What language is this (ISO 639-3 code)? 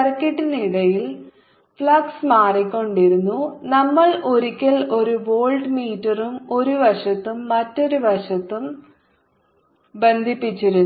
mal